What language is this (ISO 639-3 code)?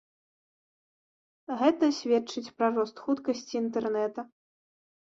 bel